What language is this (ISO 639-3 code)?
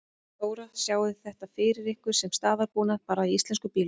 isl